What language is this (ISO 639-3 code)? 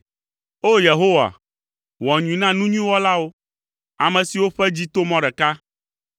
ewe